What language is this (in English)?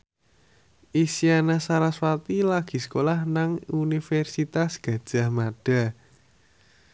Javanese